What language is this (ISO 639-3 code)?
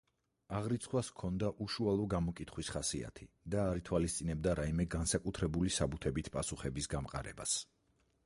kat